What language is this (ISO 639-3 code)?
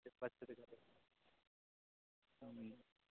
doi